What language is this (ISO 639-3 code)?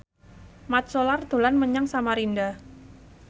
jav